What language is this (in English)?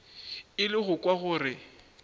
Northern Sotho